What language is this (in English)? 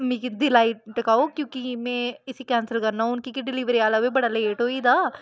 Dogri